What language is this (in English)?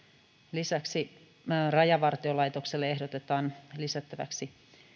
Finnish